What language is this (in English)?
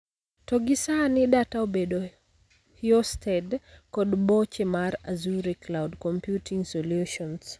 Luo (Kenya and Tanzania)